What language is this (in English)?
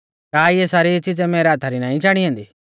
Mahasu Pahari